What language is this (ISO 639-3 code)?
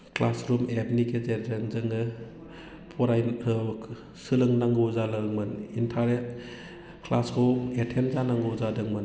brx